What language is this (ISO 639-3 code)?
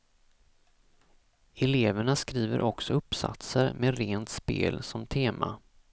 swe